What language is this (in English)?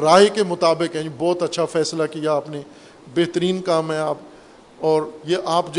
Urdu